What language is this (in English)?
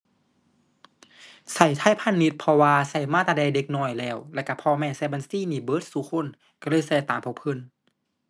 Thai